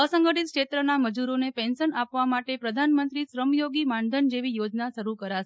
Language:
Gujarati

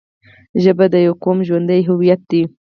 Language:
Pashto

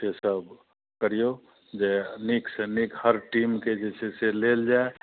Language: Maithili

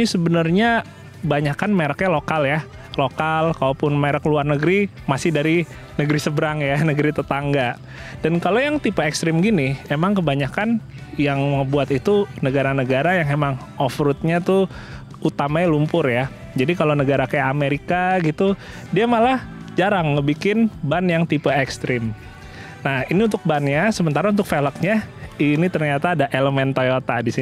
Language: Indonesian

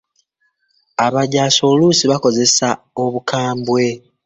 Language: Ganda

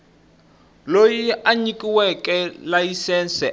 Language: Tsonga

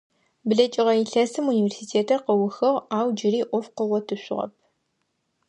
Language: Adyghe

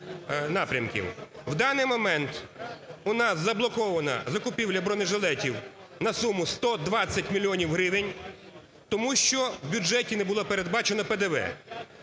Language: Ukrainian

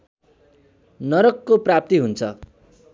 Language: Nepali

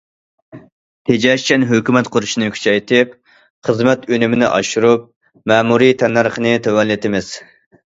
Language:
Uyghur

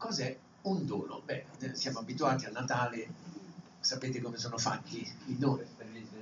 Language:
Italian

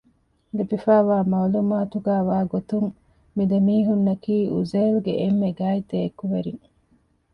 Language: Divehi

